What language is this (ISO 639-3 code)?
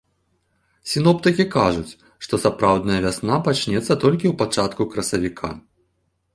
bel